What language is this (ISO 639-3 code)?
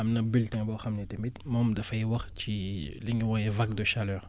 wol